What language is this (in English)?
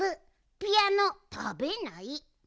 Japanese